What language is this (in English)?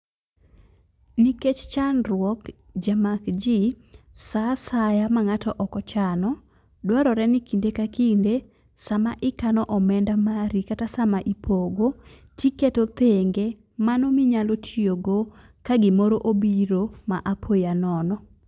Luo (Kenya and Tanzania)